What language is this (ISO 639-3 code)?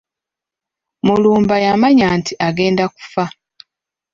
lug